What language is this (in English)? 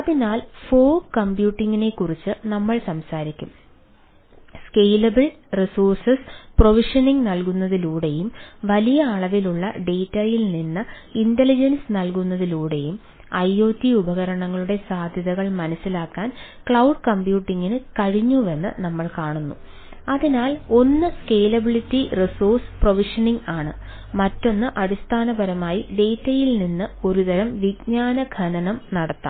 Malayalam